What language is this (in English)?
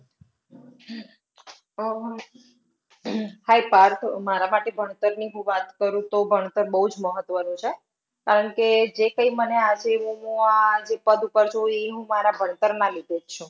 Gujarati